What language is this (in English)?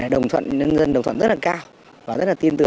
Vietnamese